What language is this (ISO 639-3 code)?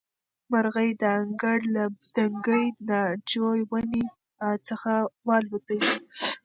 pus